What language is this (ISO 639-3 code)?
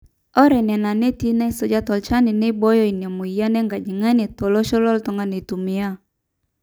mas